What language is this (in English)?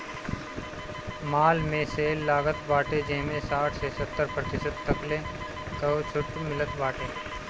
Bhojpuri